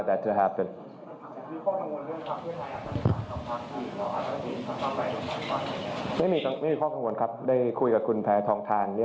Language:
Thai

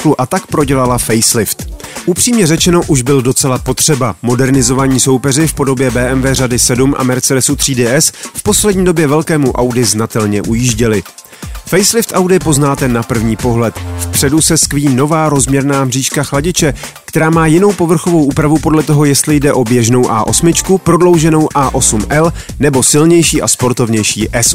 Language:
Czech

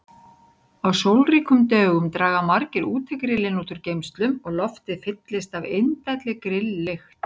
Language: Icelandic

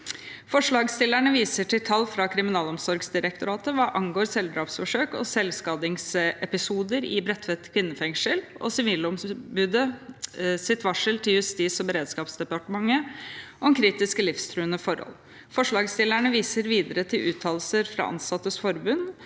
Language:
Norwegian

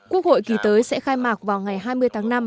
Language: Vietnamese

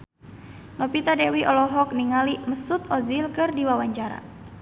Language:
Sundanese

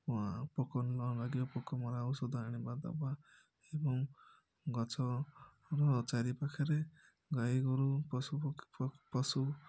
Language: Odia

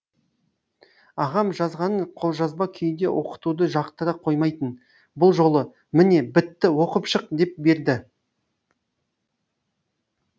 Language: Kazakh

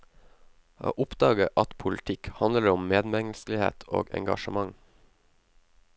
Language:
Norwegian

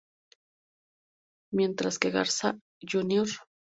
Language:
Spanish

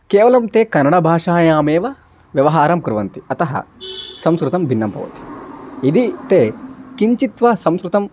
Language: Sanskrit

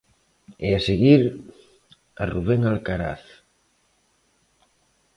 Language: Galician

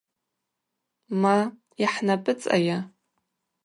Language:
Abaza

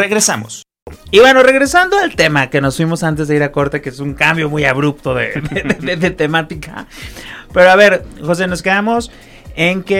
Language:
Spanish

